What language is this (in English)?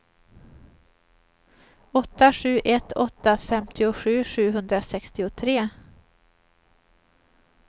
Swedish